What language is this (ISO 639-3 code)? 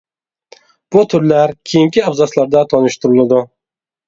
uig